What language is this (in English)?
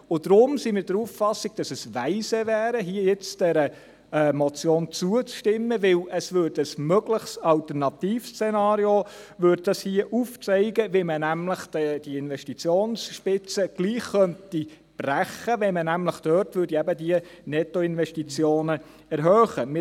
Swiss German